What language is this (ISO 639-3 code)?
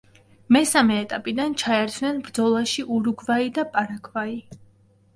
kat